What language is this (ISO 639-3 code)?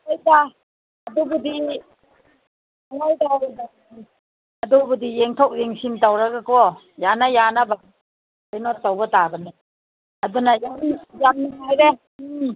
mni